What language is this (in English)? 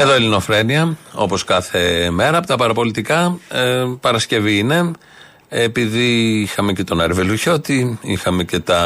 Greek